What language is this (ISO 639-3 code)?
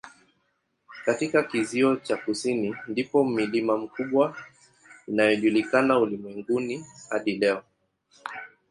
swa